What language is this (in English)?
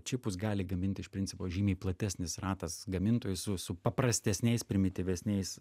Lithuanian